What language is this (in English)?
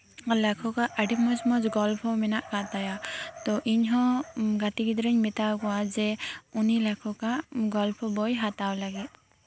Santali